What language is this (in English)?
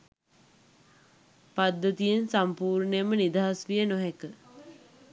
Sinhala